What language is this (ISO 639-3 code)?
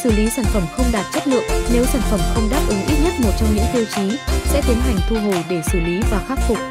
vie